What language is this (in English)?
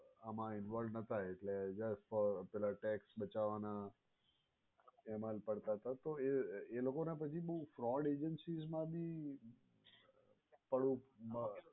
Gujarati